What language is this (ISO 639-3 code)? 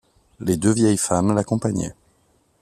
fra